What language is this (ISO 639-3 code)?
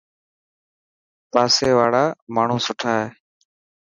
mki